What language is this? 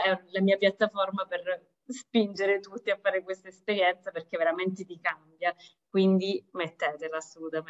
Italian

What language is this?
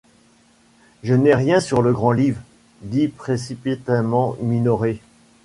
French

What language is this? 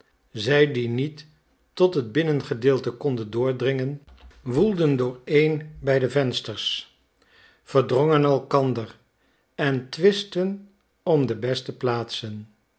Dutch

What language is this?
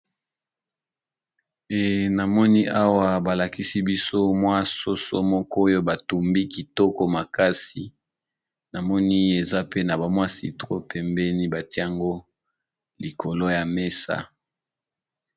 Lingala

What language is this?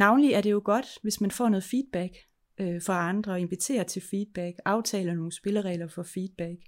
Danish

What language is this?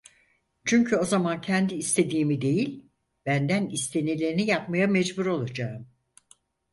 Turkish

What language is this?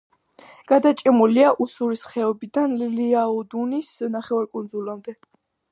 Georgian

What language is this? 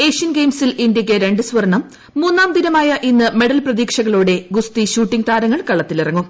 Malayalam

